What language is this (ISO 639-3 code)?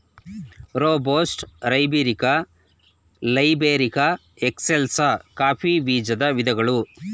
kan